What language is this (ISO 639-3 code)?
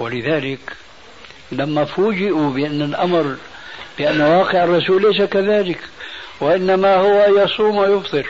ara